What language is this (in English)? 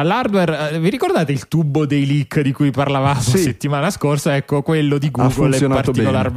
Italian